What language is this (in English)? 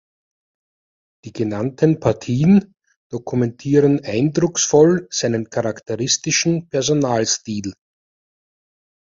German